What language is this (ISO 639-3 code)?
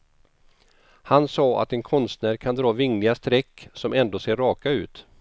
swe